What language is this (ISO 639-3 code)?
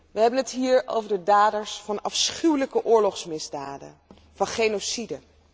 nld